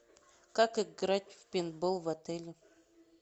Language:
Russian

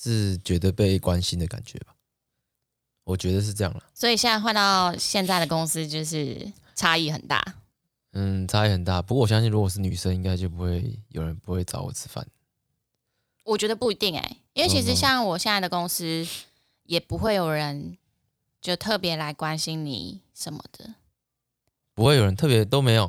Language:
Chinese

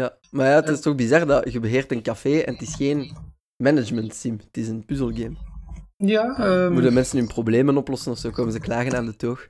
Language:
Dutch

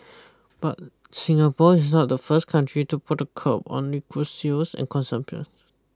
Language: English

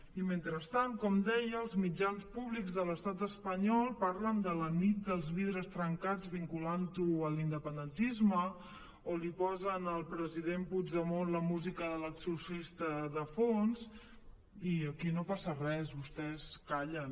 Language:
Catalan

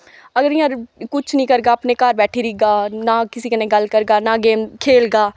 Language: Dogri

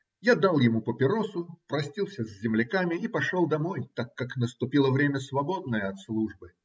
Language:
Russian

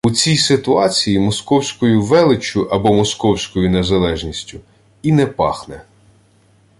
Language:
Ukrainian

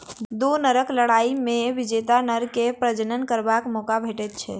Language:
Maithili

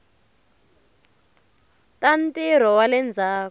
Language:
Tsonga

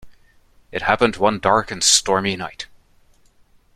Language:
English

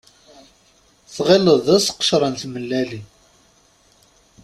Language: Kabyle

